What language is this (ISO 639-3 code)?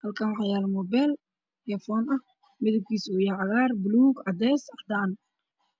som